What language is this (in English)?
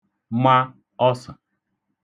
Igbo